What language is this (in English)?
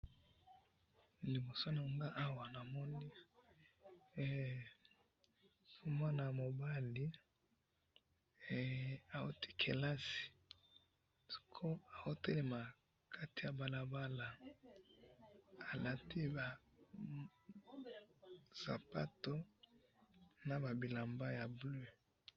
Lingala